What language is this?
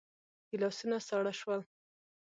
Pashto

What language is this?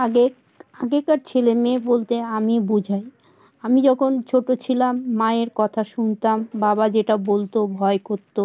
Bangla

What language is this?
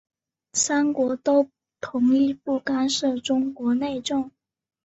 Chinese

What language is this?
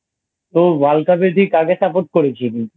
Bangla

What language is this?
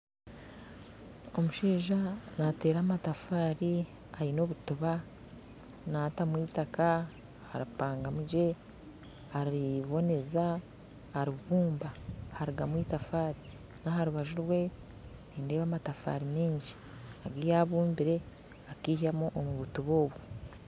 Nyankole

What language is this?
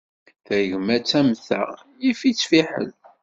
Kabyle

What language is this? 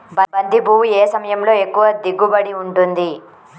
Telugu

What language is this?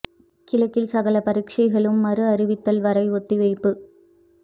Tamil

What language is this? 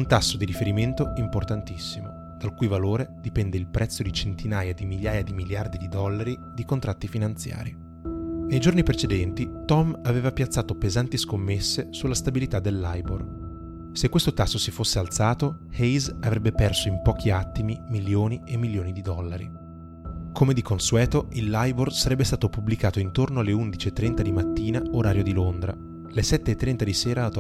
Italian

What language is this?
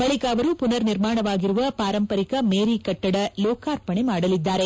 Kannada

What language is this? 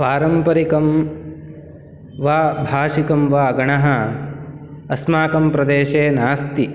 Sanskrit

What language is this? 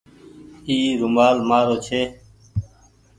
Goaria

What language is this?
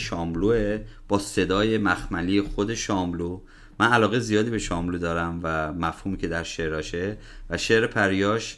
Persian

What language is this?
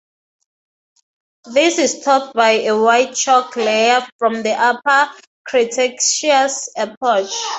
English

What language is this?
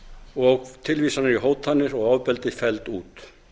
Icelandic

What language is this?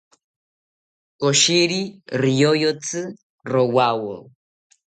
South Ucayali Ashéninka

